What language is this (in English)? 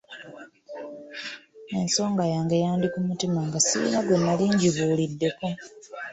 Ganda